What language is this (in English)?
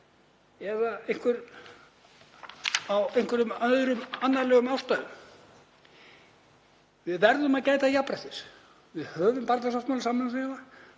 Icelandic